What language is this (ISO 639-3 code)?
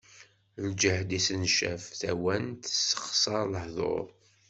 kab